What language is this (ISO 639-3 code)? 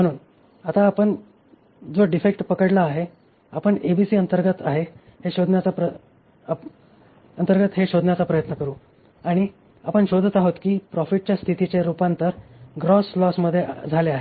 mar